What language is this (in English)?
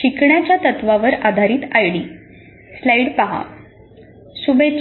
Marathi